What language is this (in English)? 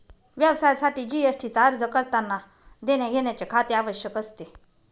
Marathi